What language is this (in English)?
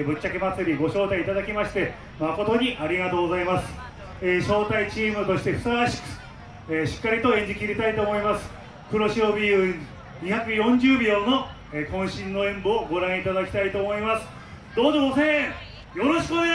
Japanese